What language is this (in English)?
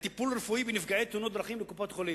Hebrew